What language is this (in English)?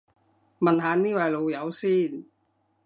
Cantonese